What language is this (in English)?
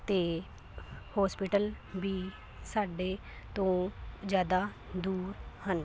Punjabi